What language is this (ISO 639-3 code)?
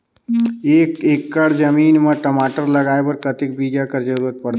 hne